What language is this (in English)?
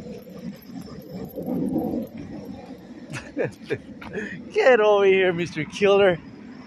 English